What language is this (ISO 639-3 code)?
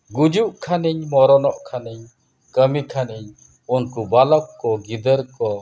sat